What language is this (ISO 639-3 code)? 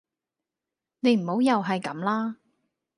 yue